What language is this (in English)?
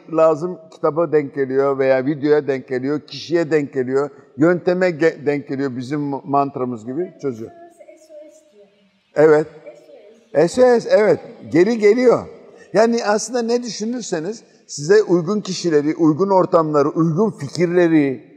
Turkish